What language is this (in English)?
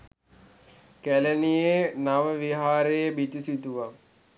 Sinhala